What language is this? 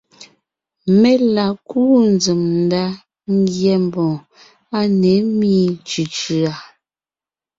Ngiemboon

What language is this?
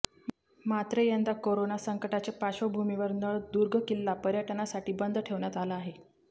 Marathi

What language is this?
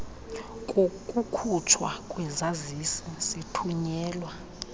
Xhosa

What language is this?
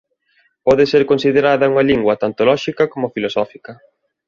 Galician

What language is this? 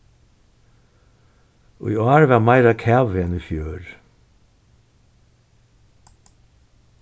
Faroese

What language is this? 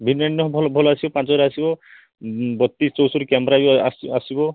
Odia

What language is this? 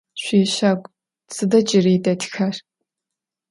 Adyghe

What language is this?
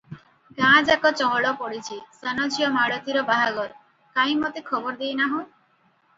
Odia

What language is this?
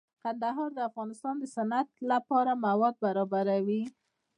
Pashto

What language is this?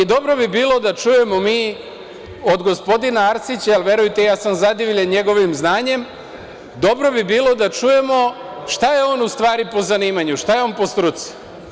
Serbian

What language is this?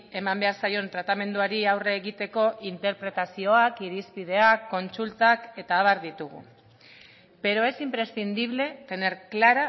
Basque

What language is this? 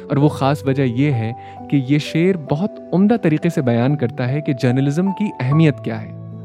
Urdu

